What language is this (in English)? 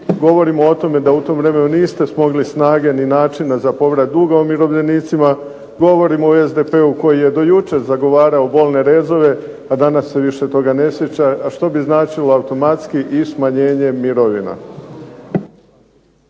Croatian